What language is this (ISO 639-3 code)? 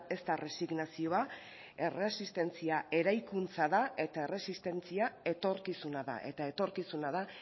eus